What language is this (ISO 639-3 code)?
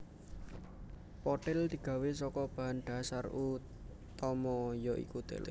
jav